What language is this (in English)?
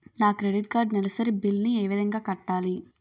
Telugu